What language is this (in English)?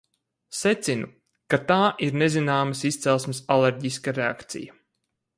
Latvian